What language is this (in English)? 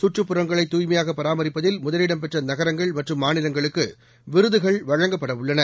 Tamil